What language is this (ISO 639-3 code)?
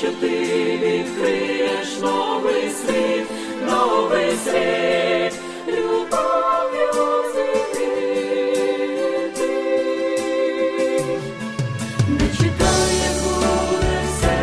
ukr